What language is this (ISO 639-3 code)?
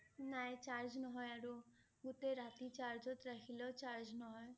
asm